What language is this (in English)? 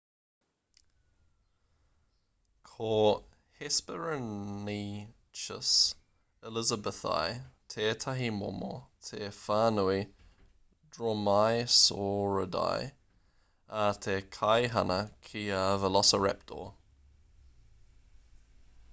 Māori